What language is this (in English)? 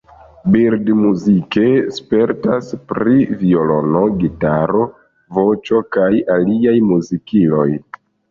Esperanto